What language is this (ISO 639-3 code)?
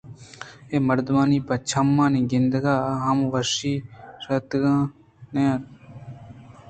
bgp